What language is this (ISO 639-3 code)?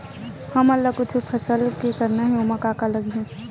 hne